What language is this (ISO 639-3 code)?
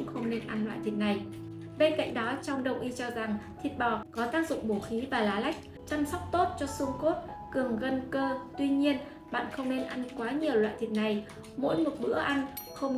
vie